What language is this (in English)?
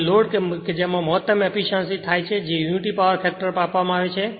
Gujarati